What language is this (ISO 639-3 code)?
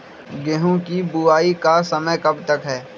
mag